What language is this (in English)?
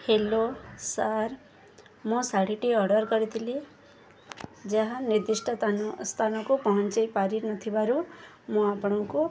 Odia